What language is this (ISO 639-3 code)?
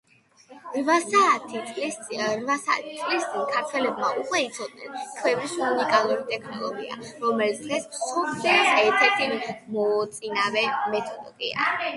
kat